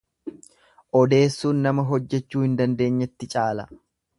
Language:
Oromo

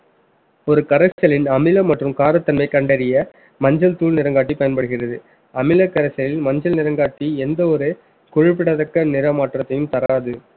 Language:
Tamil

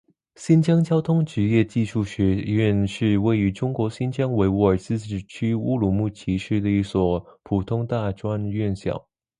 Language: Chinese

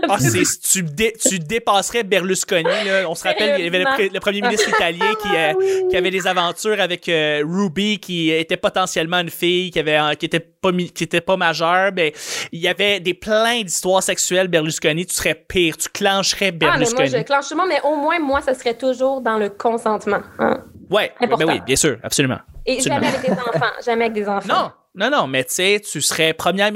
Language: French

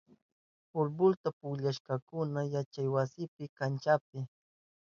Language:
Southern Pastaza Quechua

